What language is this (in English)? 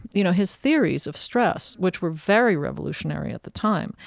English